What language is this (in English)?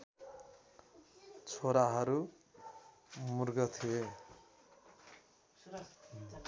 Nepali